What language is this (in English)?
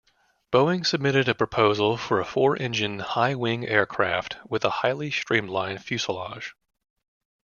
English